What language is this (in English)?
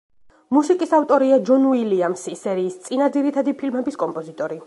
Georgian